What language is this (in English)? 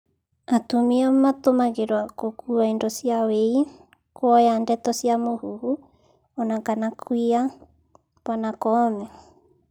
Kikuyu